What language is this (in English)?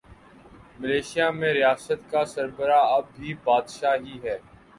Urdu